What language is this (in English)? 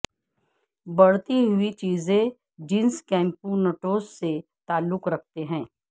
Urdu